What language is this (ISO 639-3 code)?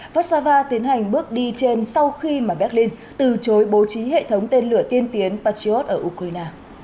vie